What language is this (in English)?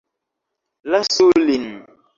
Esperanto